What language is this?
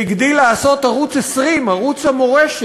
Hebrew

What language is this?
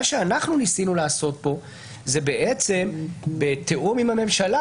Hebrew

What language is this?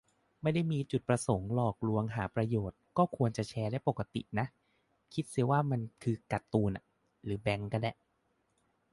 Thai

